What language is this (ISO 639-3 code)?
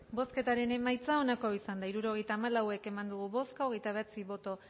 eus